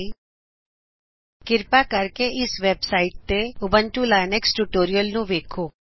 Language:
Punjabi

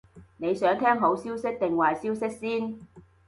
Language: Cantonese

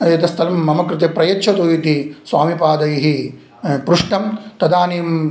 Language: Sanskrit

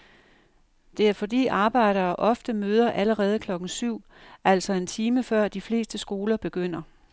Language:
Danish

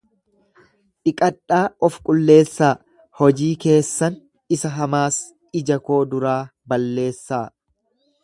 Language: Oromo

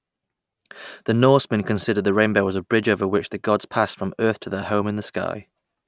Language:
English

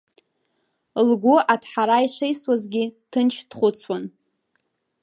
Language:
Abkhazian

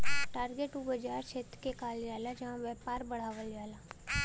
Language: Bhojpuri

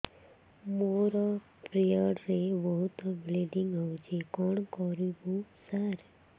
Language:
Odia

